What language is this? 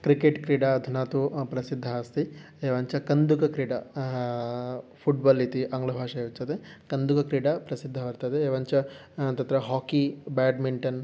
Sanskrit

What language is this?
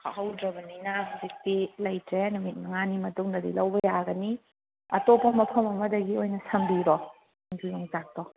Manipuri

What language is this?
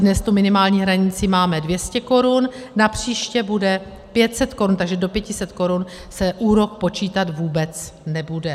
Czech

